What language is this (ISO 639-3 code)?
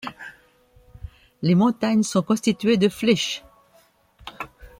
fra